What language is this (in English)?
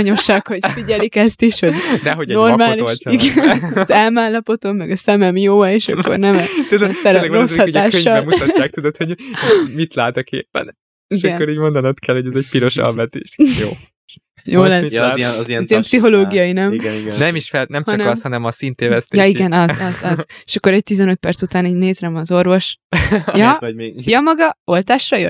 Hungarian